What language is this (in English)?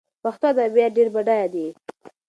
Pashto